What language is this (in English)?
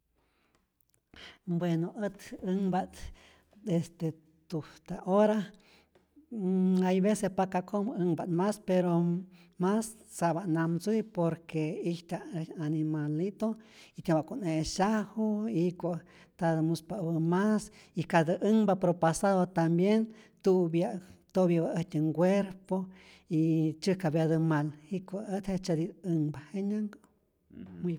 Rayón Zoque